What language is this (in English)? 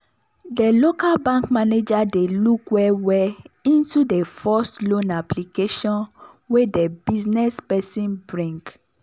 Nigerian Pidgin